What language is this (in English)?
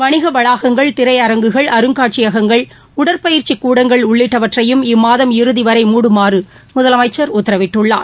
Tamil